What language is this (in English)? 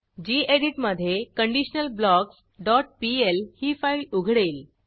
Marathi